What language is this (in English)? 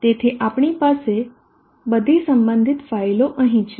Gujarati